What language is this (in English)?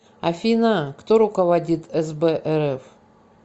Russian